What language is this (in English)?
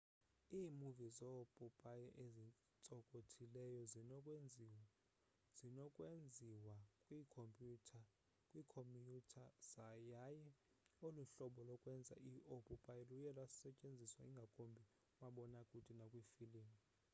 Xhosa